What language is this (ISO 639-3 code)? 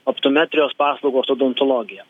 lit